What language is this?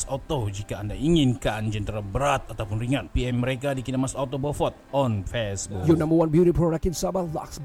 Malay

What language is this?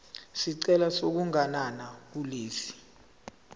Zulu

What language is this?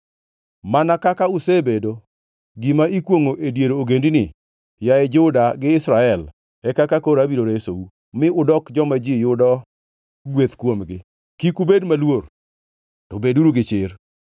Luo (Kenya and Tanzania)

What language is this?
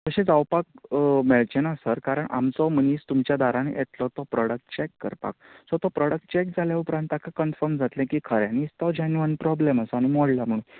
Konkani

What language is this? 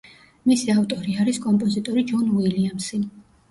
Georgian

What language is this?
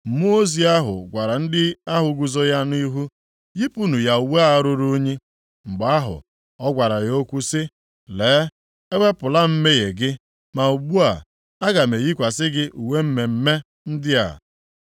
Igbo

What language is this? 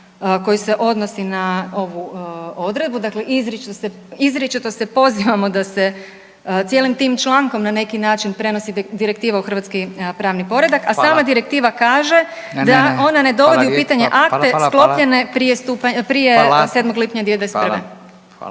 Croatian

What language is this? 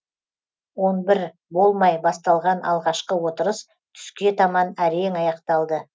Kazakh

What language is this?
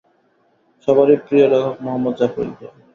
Bangla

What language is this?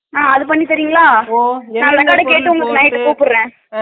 Tamil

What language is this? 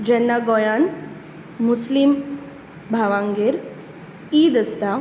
Konkani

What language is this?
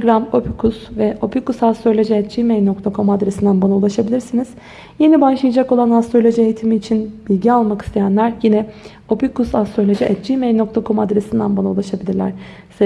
Turkish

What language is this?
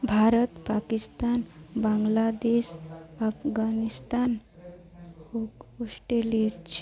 Odia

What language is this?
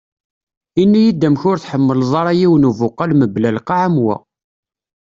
Kabyle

